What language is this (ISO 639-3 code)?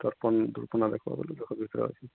ori